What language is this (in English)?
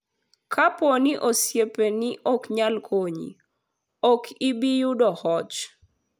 Luo (Kenya and Tanzania)